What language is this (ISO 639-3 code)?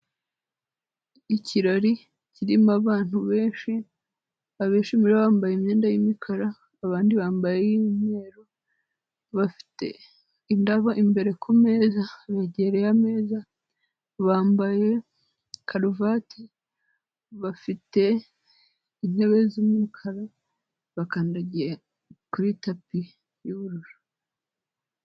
kin